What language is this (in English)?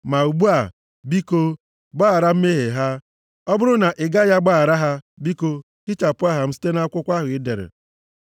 Igbo